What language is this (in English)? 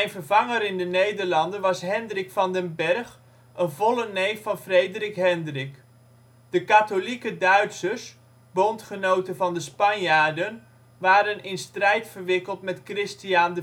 Dutch